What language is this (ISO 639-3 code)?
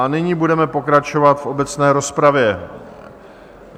ces